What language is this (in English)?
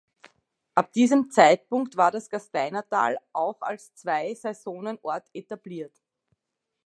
German